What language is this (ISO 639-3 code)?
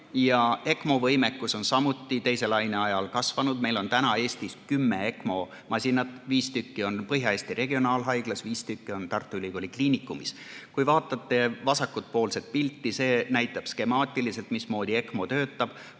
est